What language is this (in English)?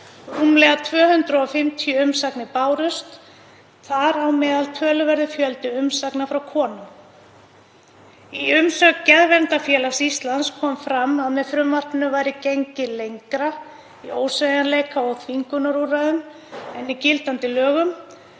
Icelandic